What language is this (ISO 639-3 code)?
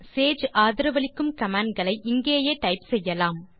tam